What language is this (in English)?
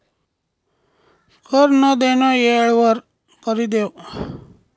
Marathi